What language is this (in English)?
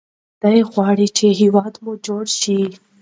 Pashto